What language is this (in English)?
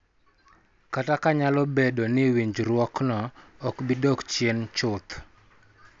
Luo (Kenya and Tanzania)